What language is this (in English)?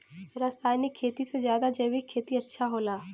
Bhojpuri